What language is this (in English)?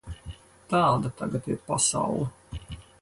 Latvian